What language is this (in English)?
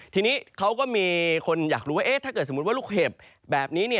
Thai